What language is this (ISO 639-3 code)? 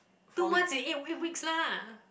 eng